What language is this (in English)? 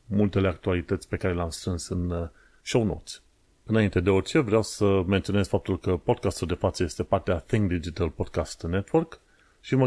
Romanian